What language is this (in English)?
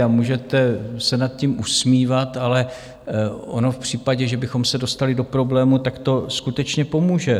Czech